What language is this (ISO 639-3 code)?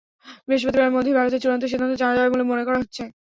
ben